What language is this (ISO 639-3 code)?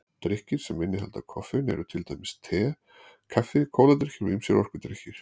isl